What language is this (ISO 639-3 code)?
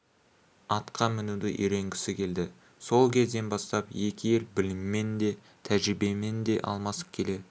kaz